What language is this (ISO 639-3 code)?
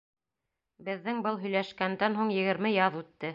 bak